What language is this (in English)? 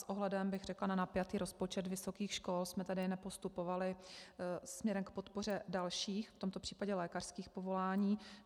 Czech